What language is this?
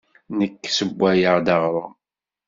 Kabyle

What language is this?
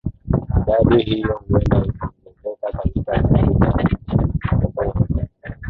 Swahili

